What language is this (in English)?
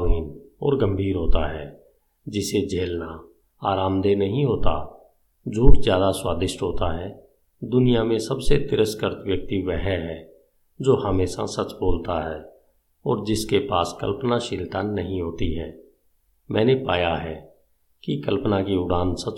Hindi